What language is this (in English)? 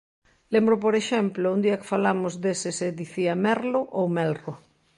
Galician